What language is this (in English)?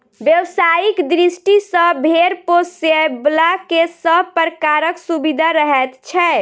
Maithili